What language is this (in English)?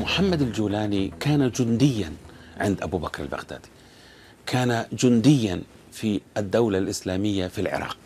Arabic